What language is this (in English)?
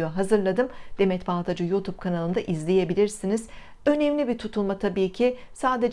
Turkish